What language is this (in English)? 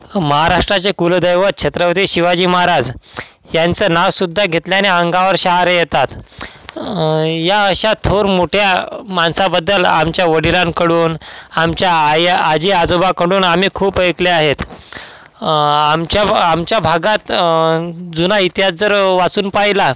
Marathi